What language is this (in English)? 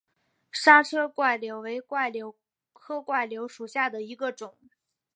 Chinese